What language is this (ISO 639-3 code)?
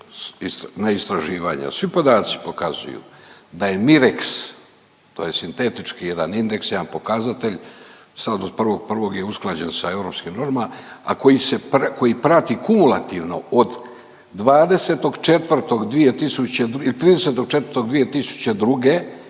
hrv